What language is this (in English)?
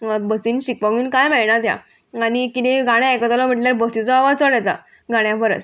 Konkani